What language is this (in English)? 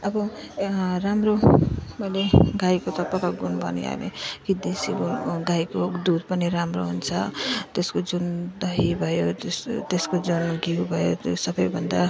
Nepali